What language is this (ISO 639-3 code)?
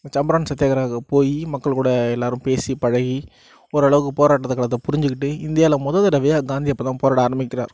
tam